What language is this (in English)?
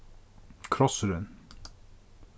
Faroese